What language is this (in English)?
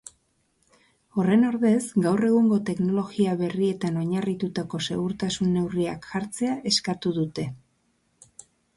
Basque